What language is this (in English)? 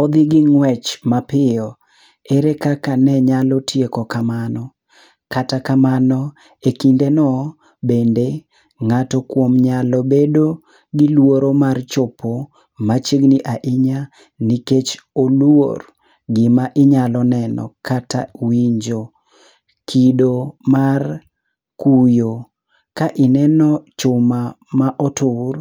Luo (Kenya and Tanzania)